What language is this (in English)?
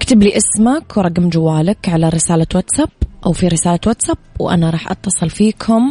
Arabic